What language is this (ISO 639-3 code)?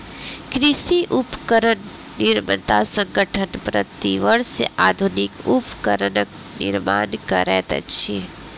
mai